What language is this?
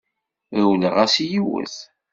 Kabyle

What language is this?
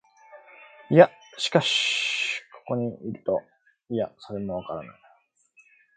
Japanese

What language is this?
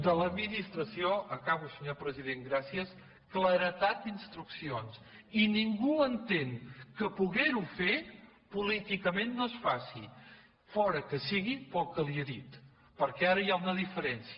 Catalan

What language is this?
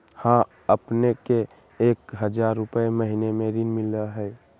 Magahi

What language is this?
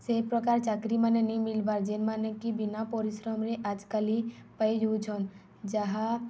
Odia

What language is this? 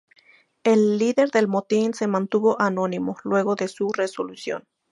Spanish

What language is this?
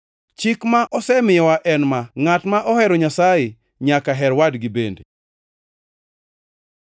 Luo (Kenya and Tanzania)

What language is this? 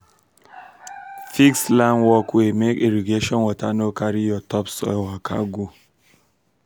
Nigerian Pidgin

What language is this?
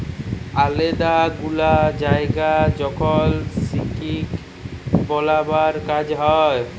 Bangla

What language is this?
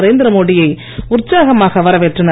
Tamil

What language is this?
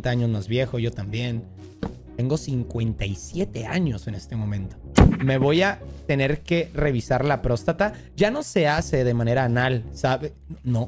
Spanish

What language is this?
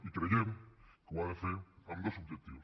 Catalan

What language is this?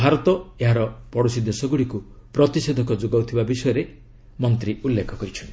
Odia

